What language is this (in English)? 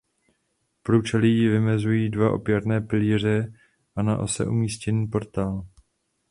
Czech